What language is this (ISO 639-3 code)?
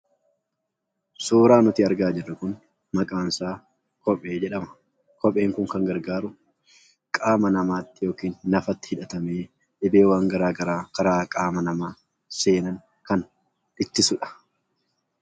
orm